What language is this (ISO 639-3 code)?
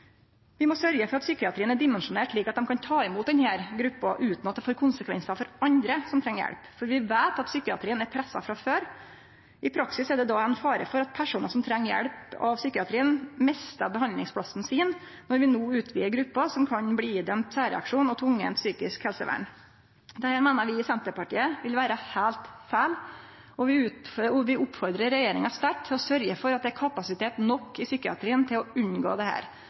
nno